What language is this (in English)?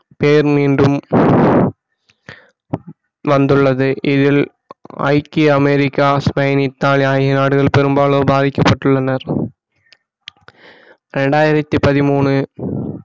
Tamil